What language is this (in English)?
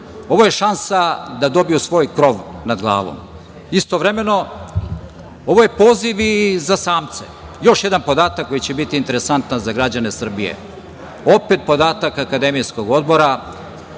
Serbian